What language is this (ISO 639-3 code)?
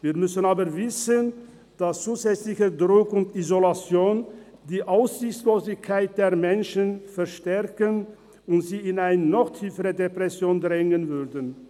gsw